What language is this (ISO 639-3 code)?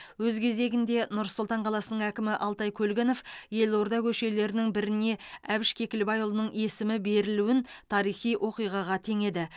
kaz